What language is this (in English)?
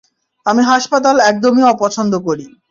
Bangla